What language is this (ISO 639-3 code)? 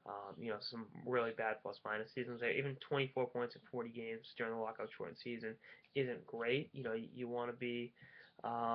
eng